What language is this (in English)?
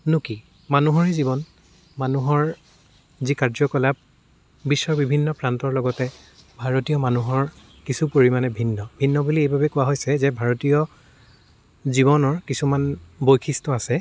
Assamese